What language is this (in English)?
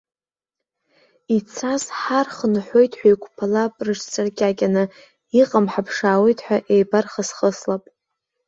Abkhazian